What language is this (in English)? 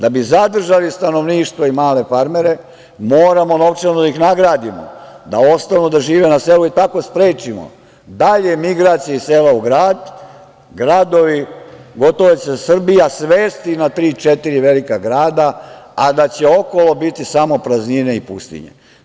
Serbian